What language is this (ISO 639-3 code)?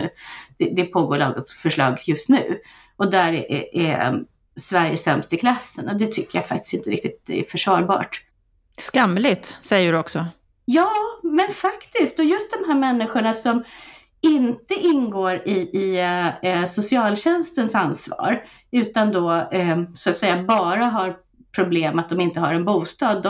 swe